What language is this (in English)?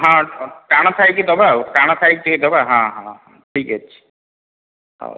Odia